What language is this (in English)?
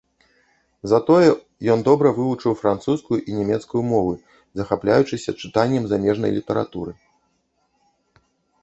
Belarusian